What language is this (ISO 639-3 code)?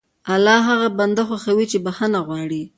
pus